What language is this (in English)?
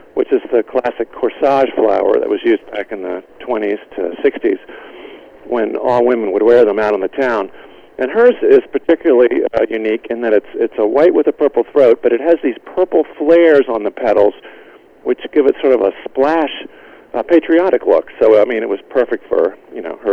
English